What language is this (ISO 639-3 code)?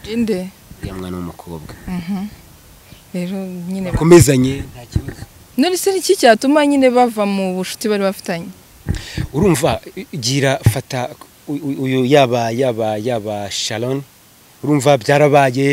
ron